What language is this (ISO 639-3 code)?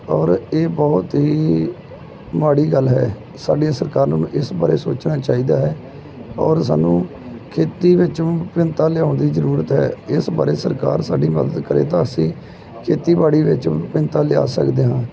pan